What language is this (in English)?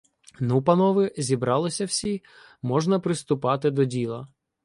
Ukrainian